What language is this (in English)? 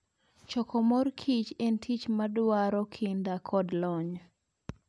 Luo (Kenya and Tanzania)